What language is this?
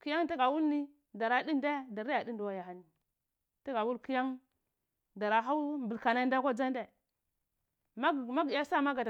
Cibak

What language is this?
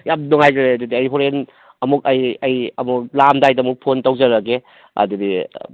Manipuri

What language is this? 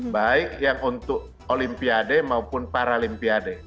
Indonesian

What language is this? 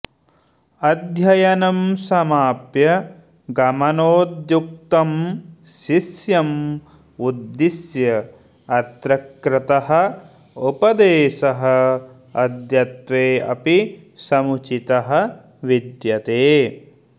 Sanskrit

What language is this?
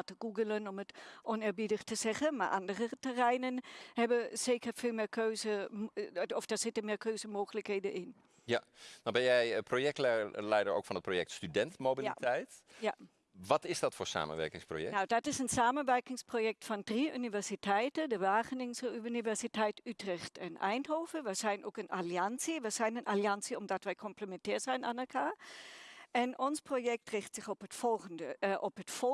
Dutch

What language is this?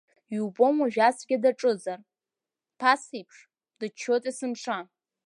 Abkhazian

